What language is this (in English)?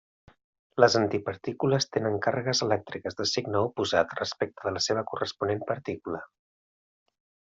Catalan